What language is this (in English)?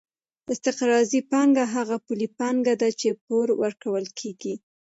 Pashto